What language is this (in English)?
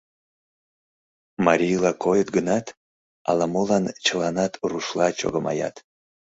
Mari